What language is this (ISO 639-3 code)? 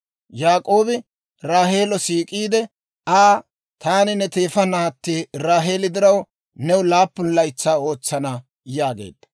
dwr